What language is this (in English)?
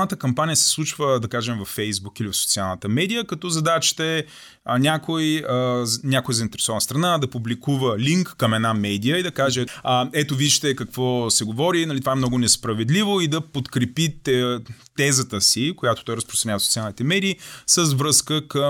Bulgarian